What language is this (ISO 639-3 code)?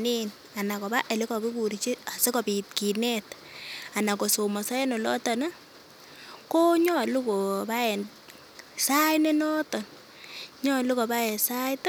kln